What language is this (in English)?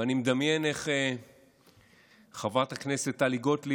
Hebrew